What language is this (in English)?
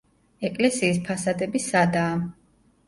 Georgian